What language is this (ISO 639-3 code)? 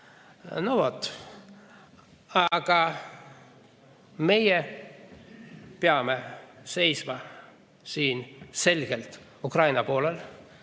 est